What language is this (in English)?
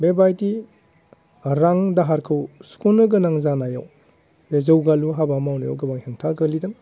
Bodo